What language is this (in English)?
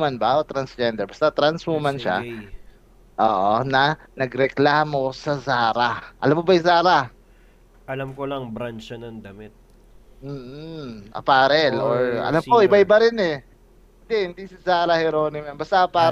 Filipino